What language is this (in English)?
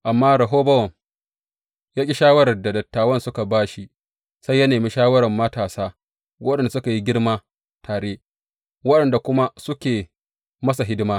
Hausa